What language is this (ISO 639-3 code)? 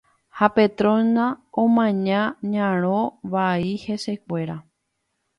grn